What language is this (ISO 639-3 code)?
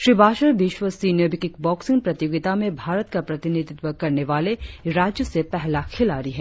hin